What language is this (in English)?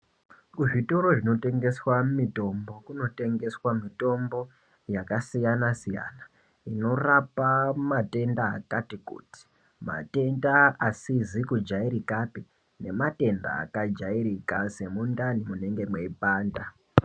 Ndau